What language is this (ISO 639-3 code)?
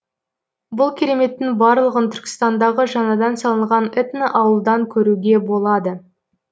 kaz